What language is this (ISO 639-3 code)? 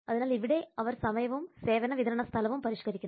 mal